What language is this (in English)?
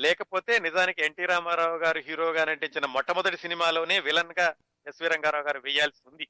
Telugu